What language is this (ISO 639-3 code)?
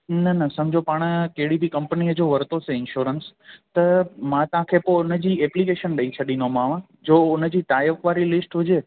snd